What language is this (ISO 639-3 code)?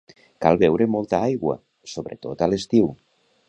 cat